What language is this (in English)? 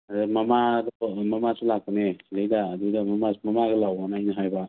Manipuri